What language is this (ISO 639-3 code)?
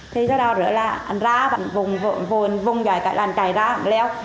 vie